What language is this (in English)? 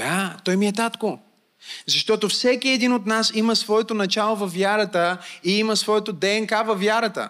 Bulgarian